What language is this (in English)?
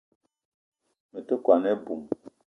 Eton (Cameroon)